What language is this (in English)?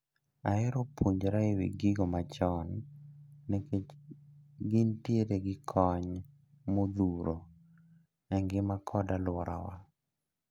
Luo (Kenya and Tanzania)